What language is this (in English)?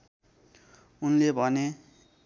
Nepali